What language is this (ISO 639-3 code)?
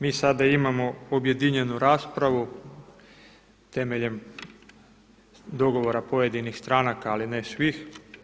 hrv